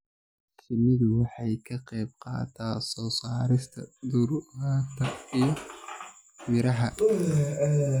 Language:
Somali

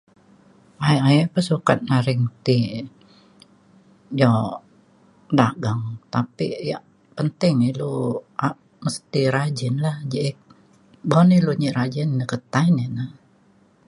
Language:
Mainstream Kenyah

